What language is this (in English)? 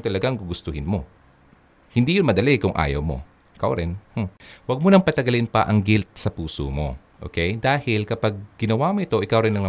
Filipino